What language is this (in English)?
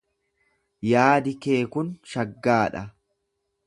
Oromo